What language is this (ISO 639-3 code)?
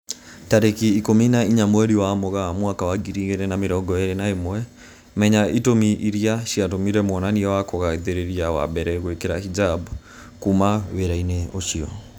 kik